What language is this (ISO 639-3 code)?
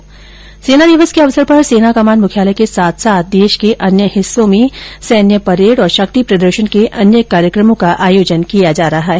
hin